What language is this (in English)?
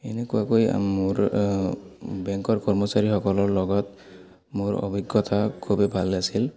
Assamese